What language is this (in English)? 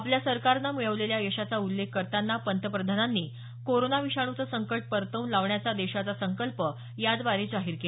Marathi